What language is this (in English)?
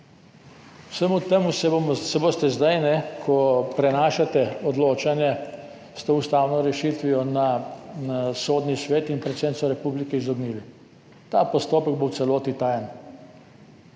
Slovenian